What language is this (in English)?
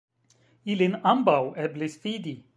Esperanto